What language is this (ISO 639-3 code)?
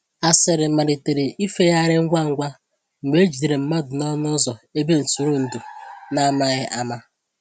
ibo